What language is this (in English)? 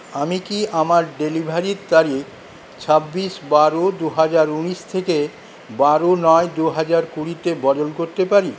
Bangla